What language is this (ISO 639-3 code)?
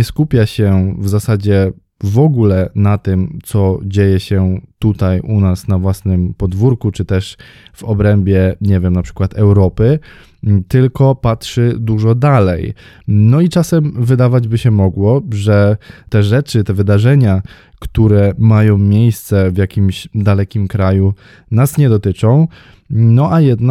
pol